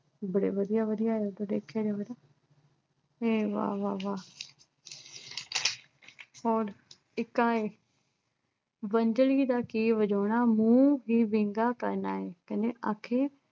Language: Punjabi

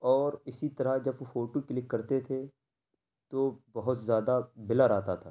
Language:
Urdu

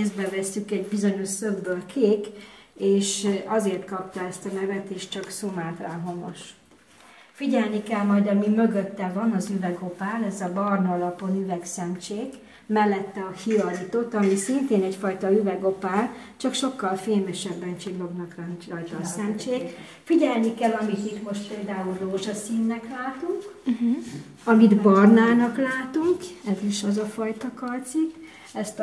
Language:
Hungarian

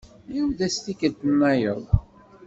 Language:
Kabyle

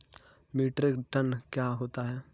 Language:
Hindi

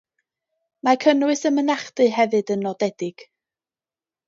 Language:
Welsh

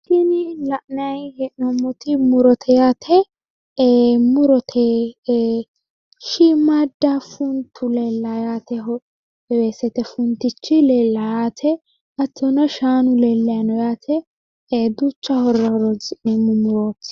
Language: Sidamo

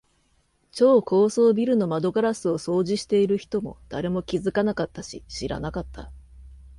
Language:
Japanese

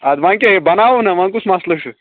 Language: Kashmiri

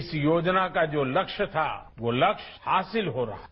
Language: Hindi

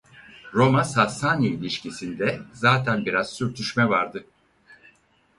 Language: Turkish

